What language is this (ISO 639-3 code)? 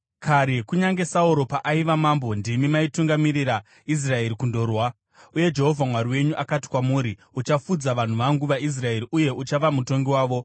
sna